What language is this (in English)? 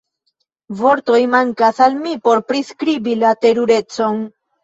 Esperanto